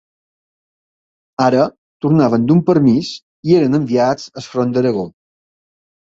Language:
Catalan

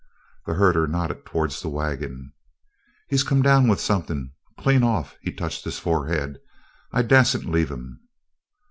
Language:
English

